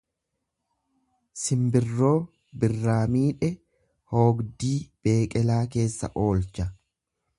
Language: Oromo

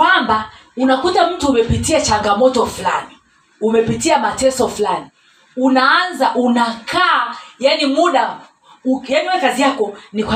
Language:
Swahili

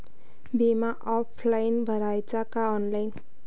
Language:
Marathi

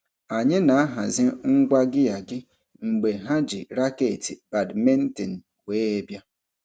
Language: Igbo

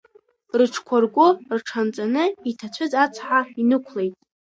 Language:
Abkhazian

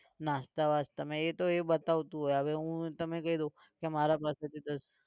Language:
Gujarati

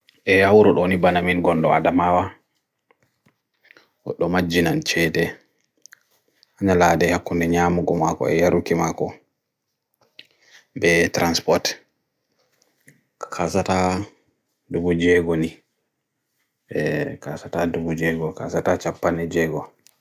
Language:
Bagirmi Fulfulde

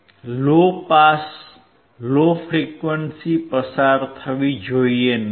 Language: Gujarati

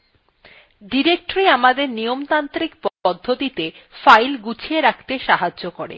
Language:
Bangla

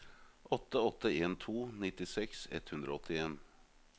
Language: Norwegian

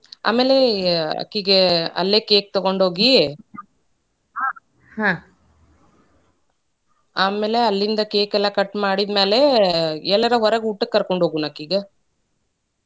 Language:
Kannada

